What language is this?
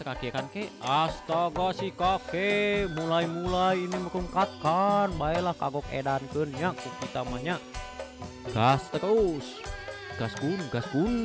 Indonesian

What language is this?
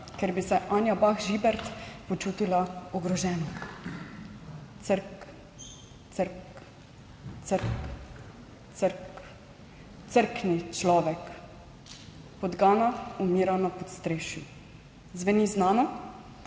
Slovenian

